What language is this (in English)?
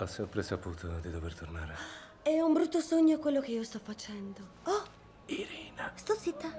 Italian